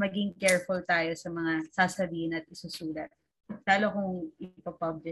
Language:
Filipino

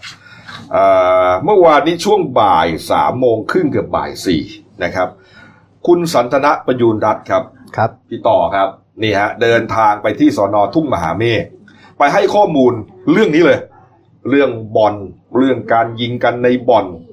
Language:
Thai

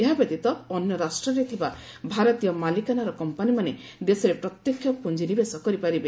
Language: Odia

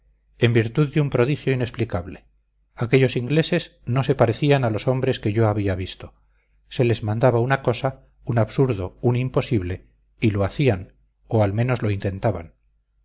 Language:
Spanish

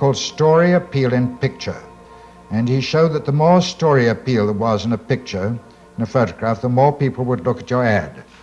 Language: English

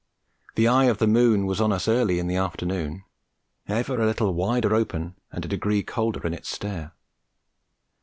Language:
English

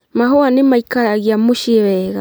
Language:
Kikuyu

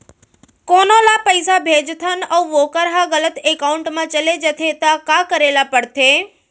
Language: Chhattisgarhi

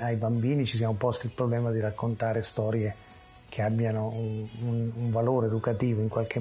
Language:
Italian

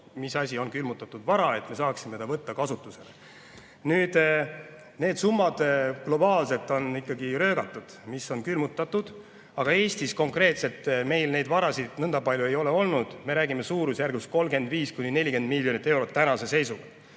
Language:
Estonian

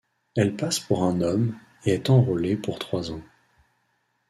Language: French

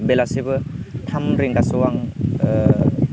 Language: Bodo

